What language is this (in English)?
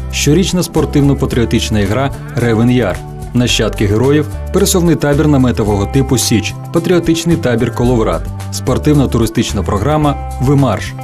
Ukrainian